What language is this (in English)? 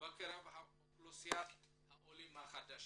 Hebrew